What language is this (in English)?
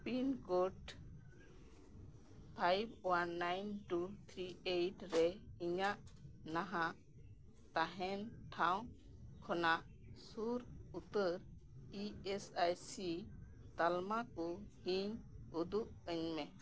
Santali